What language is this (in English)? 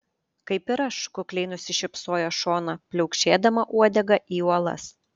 Lithuanian